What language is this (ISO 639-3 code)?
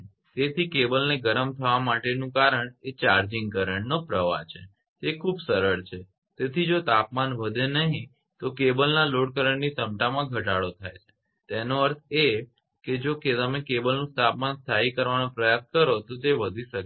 guj